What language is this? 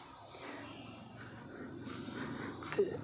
Dogri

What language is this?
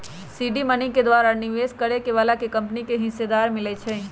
Magahi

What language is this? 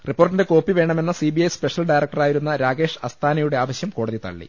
Malayalam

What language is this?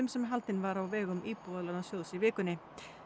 Icelandic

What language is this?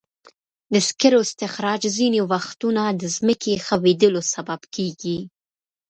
Pashto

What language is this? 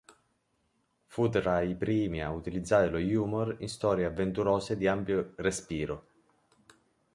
Italian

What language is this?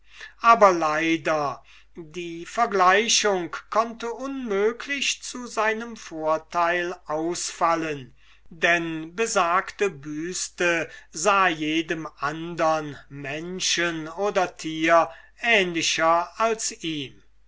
German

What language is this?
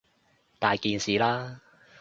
Cantonese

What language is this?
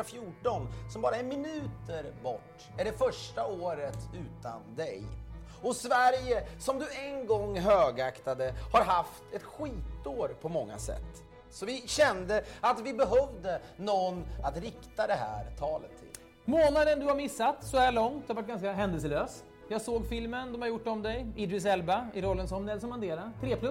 Swedish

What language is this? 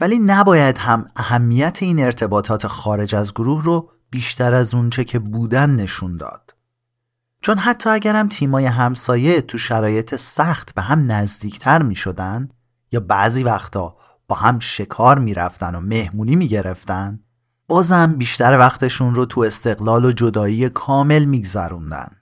Persian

